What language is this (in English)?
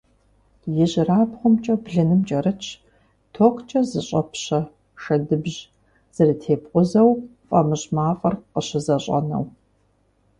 Kabardian